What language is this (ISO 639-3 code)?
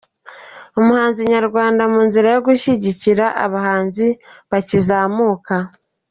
kin